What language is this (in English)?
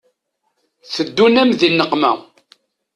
Kabyle